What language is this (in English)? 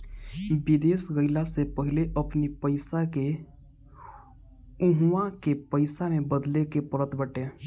Bhojpuri